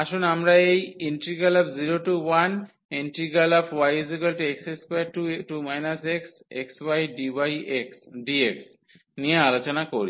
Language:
Bangla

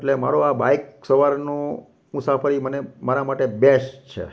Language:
Gujarati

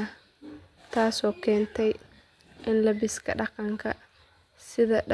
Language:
Somali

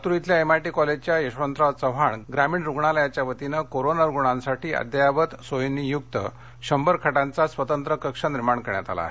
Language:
Marathi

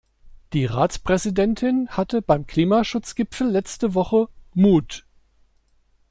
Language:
German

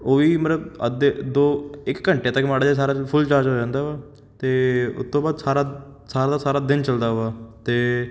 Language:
Punjabi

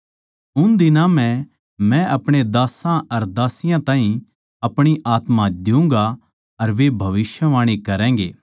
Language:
Haryanvi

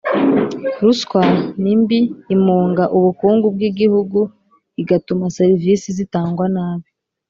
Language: Kinyarwanda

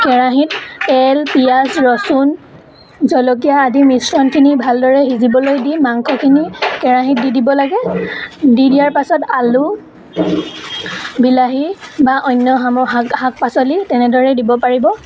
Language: Assamese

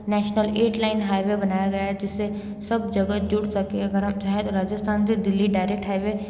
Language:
Hindi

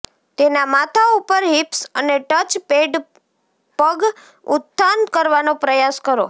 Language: Gujarati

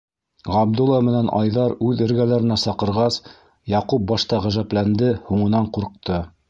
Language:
Bashkir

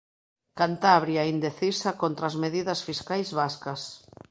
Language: Galician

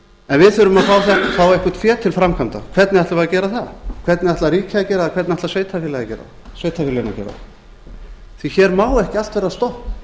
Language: Icelandic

